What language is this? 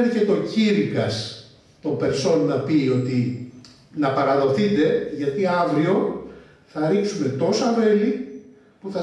Greek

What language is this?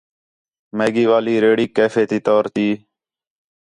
Khetrani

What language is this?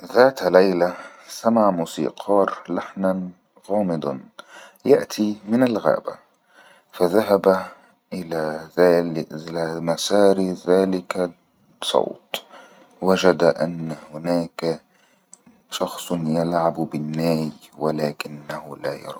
Egyptian Arabic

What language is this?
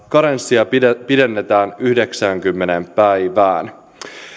Finnish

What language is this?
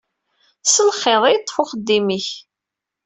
Kabyle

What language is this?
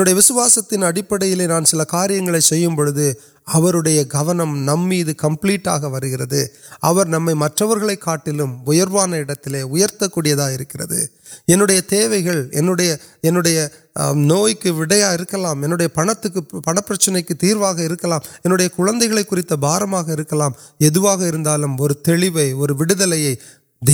Urdu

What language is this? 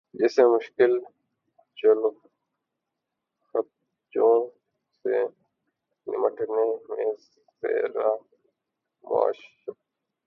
Urdu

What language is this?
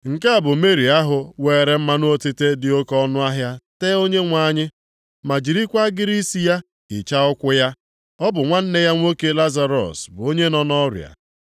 Igbo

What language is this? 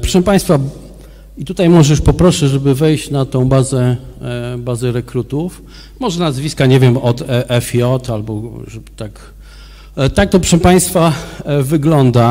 Polish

